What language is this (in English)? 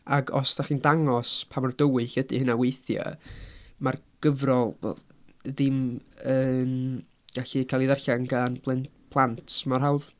Welsh